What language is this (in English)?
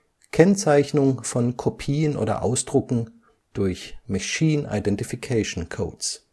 German